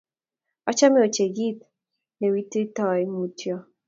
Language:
Kalenjin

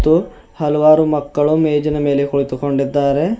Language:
Kannada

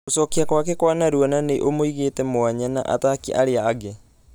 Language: Kikuyu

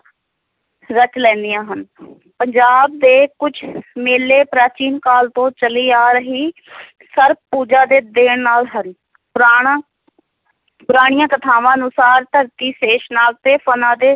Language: Punjabi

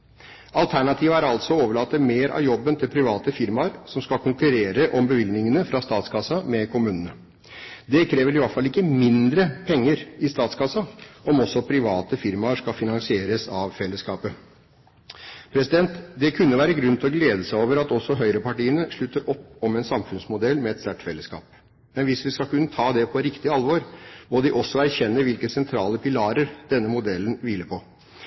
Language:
Norwegian Bokmål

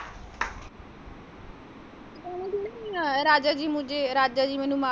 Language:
Punjabi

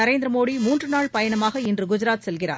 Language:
Tamil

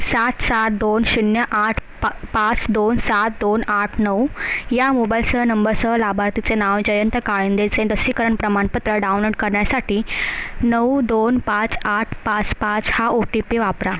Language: Marathi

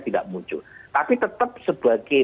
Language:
Indonesian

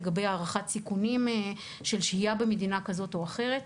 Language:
Hebrew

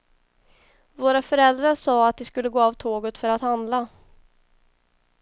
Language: Swedish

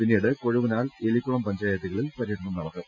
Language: Malayalam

